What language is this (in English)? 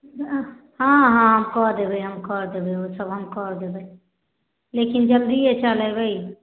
Maithili